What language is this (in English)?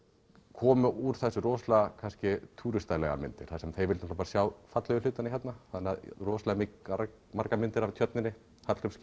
Icelandic